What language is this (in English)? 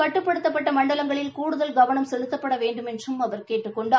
Tamil